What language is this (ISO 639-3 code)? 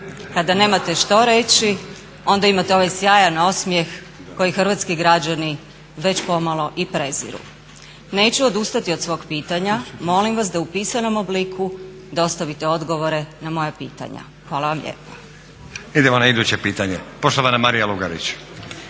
hrv